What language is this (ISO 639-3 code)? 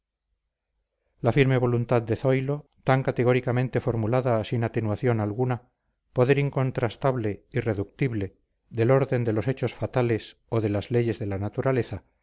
spa